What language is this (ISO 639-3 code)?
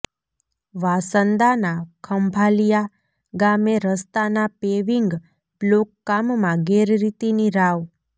guj